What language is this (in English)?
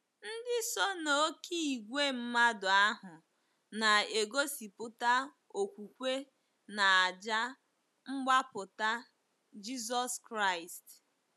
Igbo